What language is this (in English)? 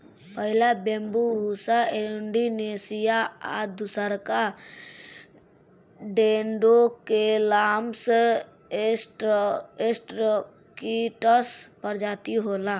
Bhojpuri